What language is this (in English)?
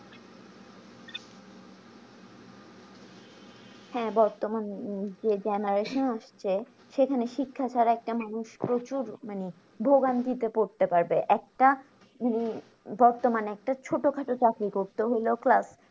Bangla